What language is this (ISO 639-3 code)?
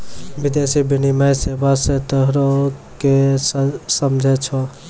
mai